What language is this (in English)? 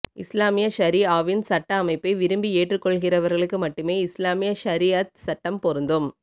Tamil